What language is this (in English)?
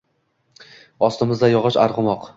Uzbek